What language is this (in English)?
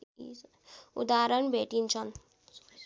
Nepali